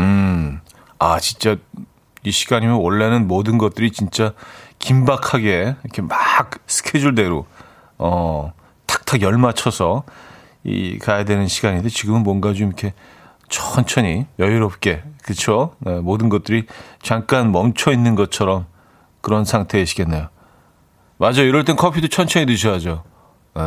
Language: Korean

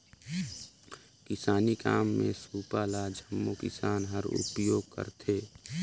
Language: Chhattisgarhi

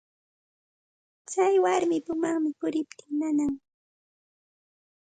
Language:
Santa Ana de Tusi Pasco Quechua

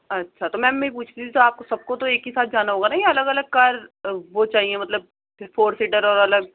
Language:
Urdu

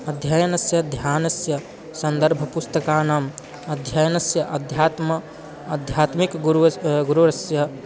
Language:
Sanskrit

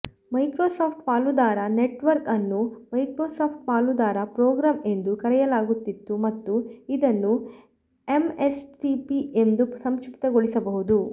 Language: Kannada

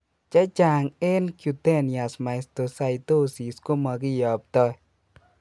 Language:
Kalenjin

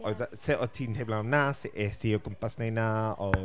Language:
Welsh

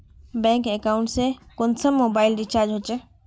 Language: Magahi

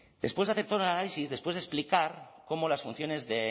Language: Spanish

